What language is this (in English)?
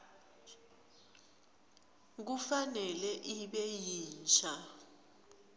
Swati